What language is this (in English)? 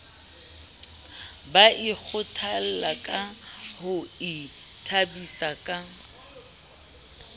Southern Sotho